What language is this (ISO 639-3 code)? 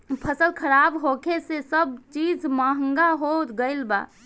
bho